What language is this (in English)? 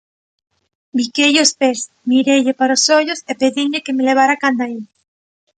Galician